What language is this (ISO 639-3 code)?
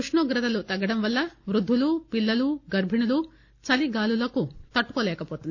tel